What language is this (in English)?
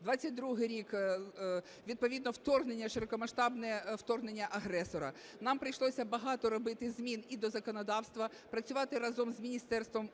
Ukrainian